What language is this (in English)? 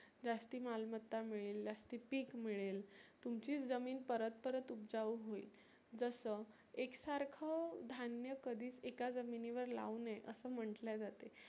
Marathi